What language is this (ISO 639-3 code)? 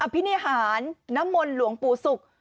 tha